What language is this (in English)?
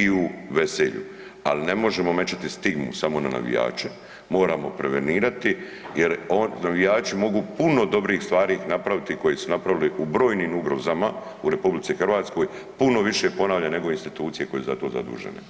Croatian